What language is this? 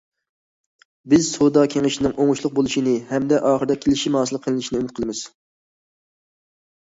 Uyghur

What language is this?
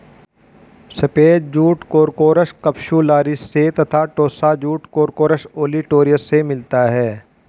Hindi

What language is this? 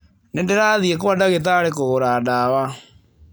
Kikuyu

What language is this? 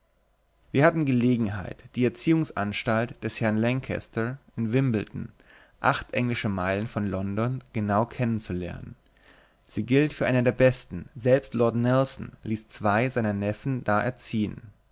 German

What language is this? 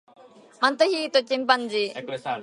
Japanese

